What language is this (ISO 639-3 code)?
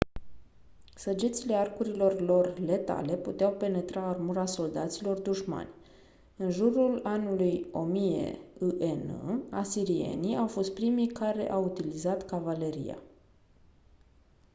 ron